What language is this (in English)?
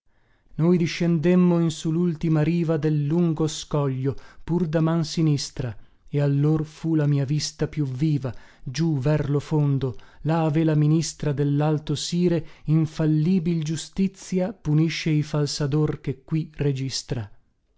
Italian